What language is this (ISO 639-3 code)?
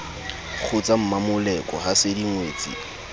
sot